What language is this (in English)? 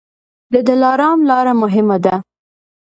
Pashto